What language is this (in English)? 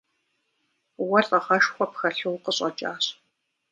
Kabardian